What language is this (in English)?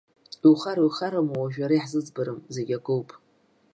Abkhazian